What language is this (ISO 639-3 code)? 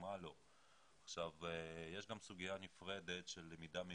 heb